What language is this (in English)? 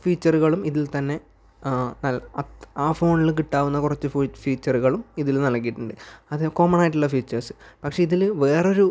Malayalam